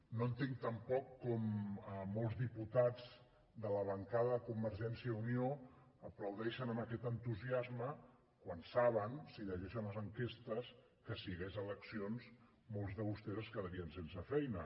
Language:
Catalan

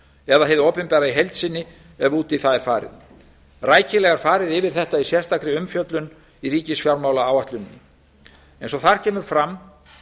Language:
Icelandic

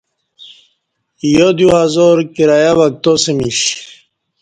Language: Kati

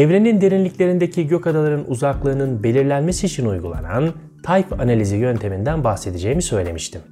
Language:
Turkish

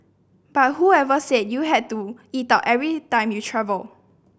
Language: English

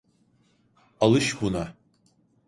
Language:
Turkish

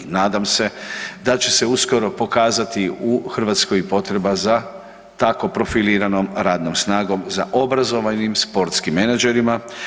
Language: Croatian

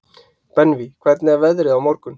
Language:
Icelandic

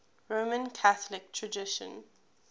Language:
English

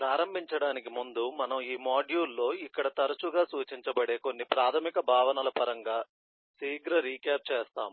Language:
Telugu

